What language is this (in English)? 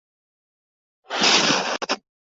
Chinese